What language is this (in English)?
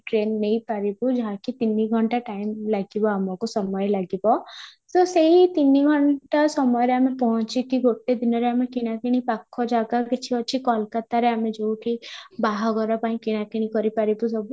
Odia